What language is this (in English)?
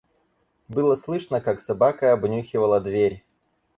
Russian